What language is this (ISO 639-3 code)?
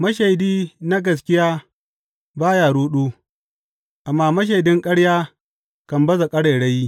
hau